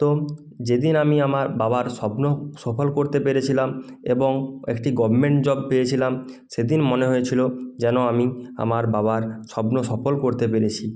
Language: Bangla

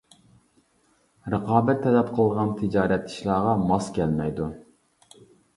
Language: Uyghur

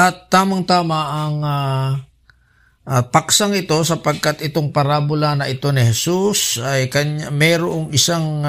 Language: Filipino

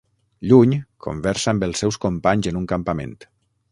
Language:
Catalan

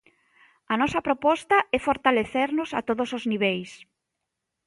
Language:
Galician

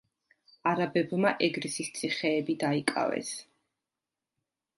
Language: Georgian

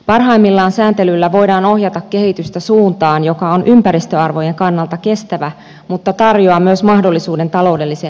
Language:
Finnish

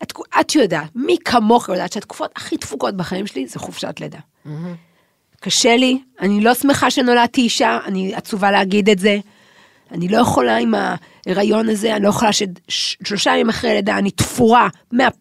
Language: Hebrew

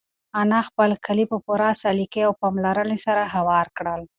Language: Pashto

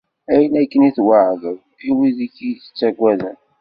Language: Kabyle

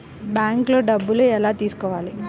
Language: Telugu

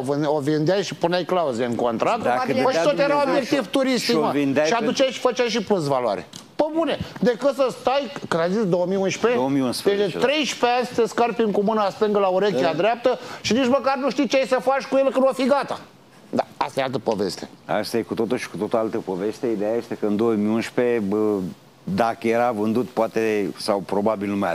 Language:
Romanian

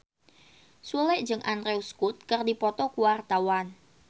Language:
Sundanese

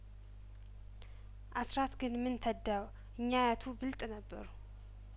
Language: Amharic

